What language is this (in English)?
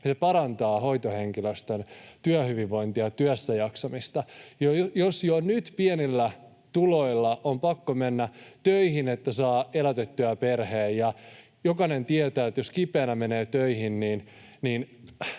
Finnish